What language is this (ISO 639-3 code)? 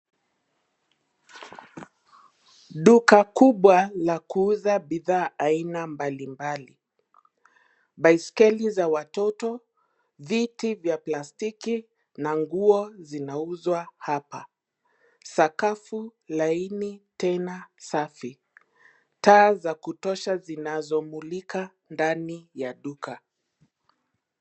swa